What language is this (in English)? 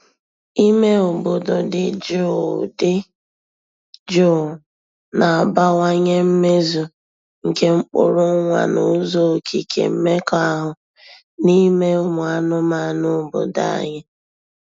Igbo